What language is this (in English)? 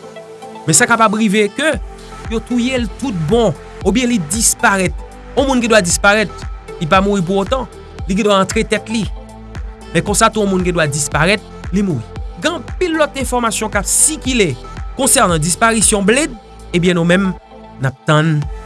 French